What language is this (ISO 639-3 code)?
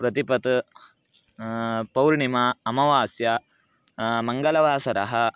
san